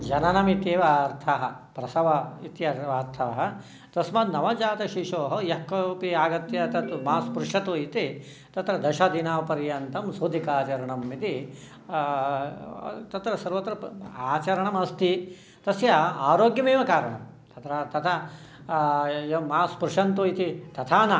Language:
Sanskrit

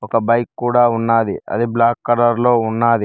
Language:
Telugu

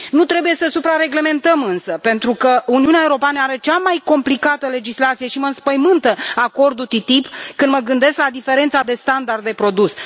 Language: Romanian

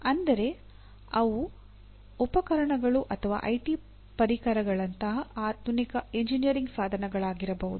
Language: Kannada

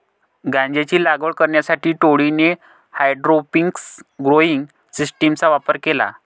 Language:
Marathi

